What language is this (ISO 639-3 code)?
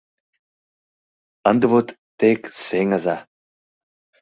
chm